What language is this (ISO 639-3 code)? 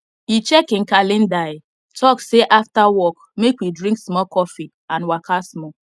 pcm